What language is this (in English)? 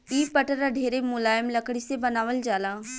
Bhojpuri